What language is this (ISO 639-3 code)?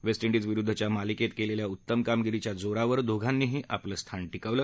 mar